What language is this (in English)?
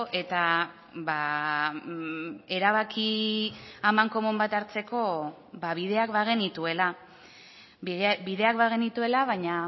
Basque